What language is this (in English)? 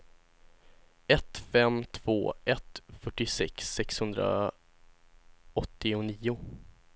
Swedish